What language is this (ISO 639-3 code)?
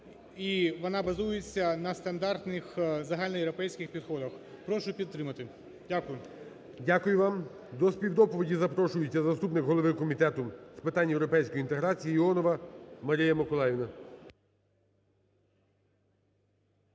ukr